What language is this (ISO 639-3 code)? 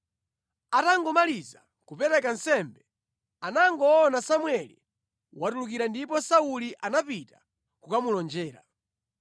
nya